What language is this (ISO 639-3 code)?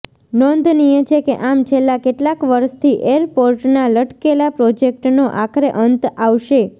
guj